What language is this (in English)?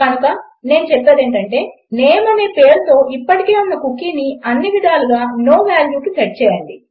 Telugu